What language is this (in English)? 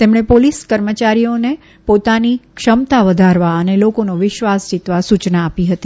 Gujarati